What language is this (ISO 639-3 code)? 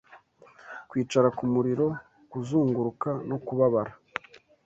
kin